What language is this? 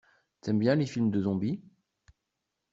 French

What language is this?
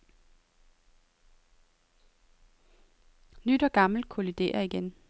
Danish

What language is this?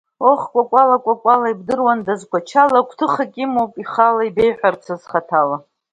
Abkhazian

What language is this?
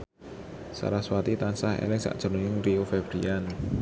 Javanese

